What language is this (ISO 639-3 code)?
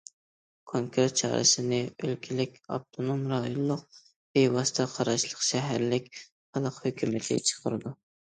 uig